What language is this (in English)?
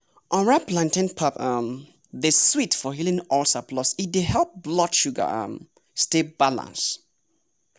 Nigerian Pidgin